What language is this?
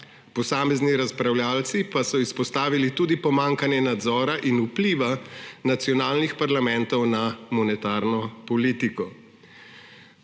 Slovenian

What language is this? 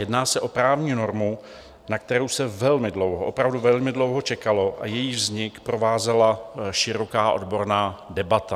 Czech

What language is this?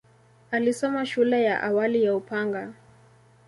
Swahili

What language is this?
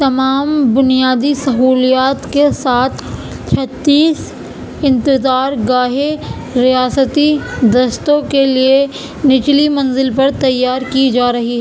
Urdu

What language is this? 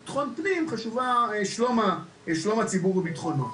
Hebrew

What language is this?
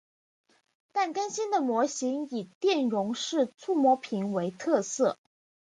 Chinese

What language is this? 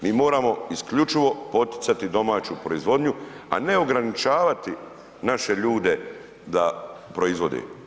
Croatian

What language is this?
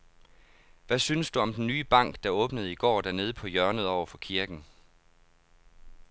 Danish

